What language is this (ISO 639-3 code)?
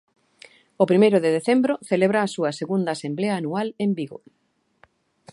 glg